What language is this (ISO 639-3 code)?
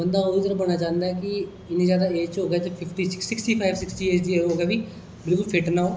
doi